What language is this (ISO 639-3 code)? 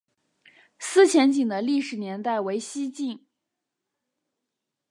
zho